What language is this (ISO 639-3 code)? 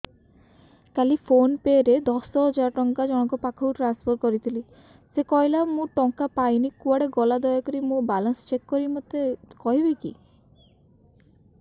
ori